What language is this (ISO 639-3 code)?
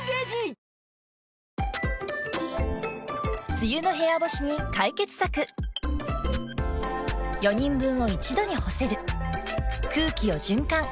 jpn